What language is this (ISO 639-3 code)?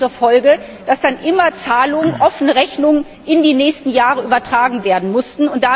deu